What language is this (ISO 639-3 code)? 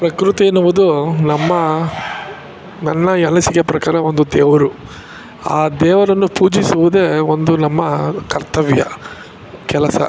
kan